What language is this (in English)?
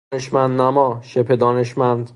Persian